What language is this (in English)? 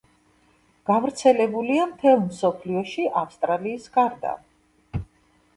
Georgian